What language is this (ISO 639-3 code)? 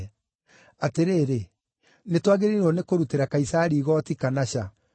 kik